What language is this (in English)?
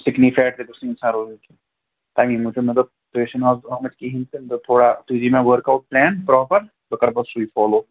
Kashmiri